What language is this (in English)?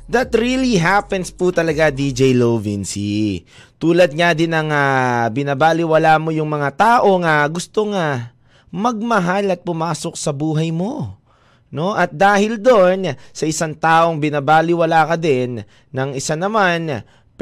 Filipino